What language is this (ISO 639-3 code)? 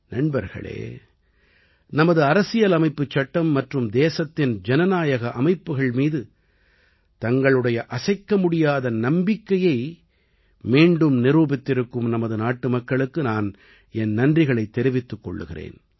tam